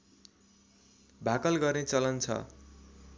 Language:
Nepali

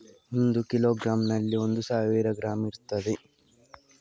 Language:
Kannada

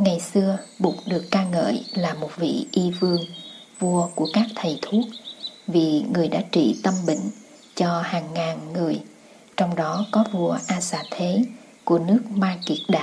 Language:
Vietnamese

